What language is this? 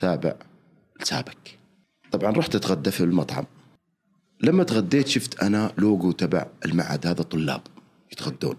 Arabic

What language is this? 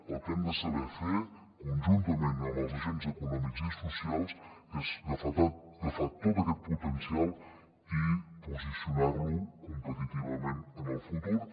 Catalan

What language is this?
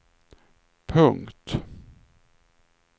Swedish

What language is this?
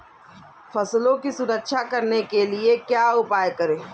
Hindi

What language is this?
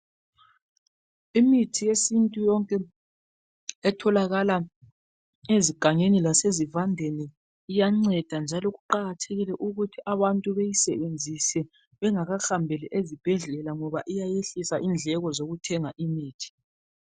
North Ndebele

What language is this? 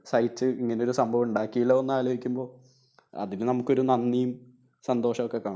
Malayalam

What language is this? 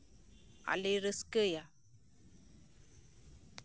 Santali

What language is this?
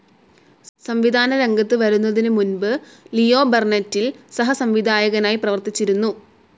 Malayalam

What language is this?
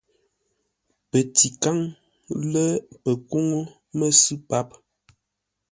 Ngombale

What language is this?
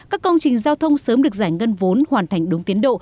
Vietnamese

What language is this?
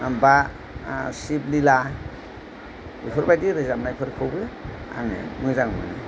Bodo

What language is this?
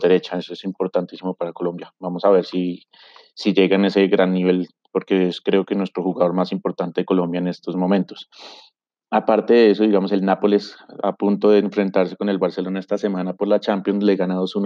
Spanish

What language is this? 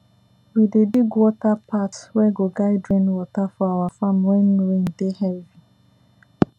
Nigerian Pidgin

